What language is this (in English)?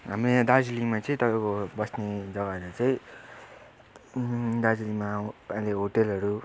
Nepali